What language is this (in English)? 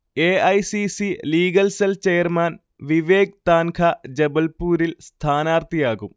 Malayalam